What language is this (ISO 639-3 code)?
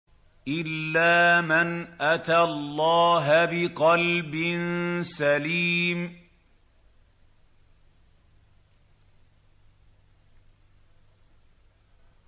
ara